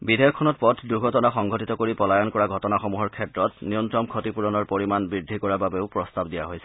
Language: Assamese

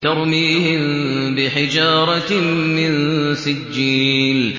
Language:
Arabic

